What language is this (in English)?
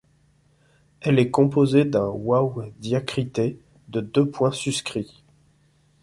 French